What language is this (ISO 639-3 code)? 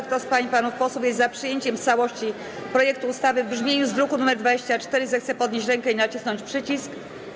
pol